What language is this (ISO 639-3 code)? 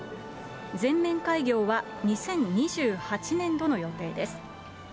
jpn